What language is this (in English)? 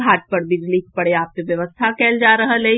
Maithili